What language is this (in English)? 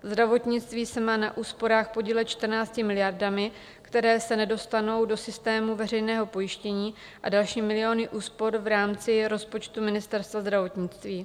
Czech